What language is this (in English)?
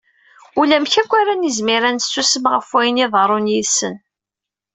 Kabyle